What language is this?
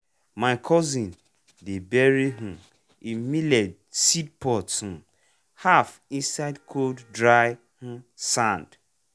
Nigerian Pidgin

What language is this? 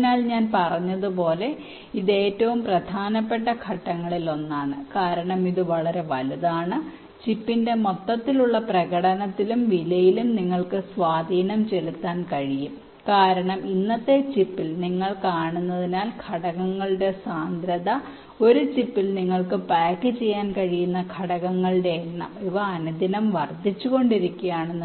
Malayalam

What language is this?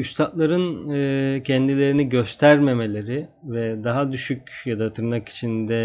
Turkish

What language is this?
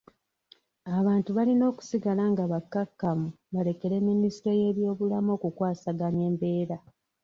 Ganda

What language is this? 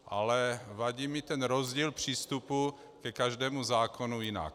Czech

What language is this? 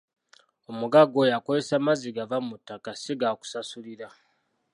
Ganda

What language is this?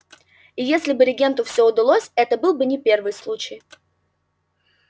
Russian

